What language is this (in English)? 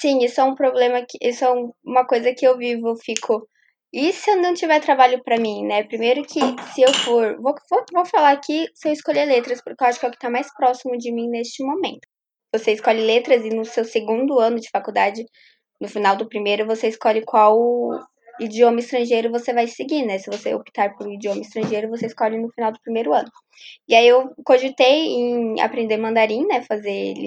Portuguese